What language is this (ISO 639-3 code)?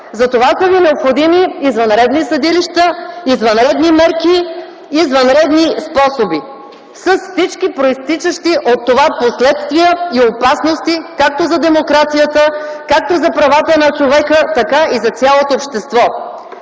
bul